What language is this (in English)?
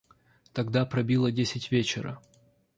Russian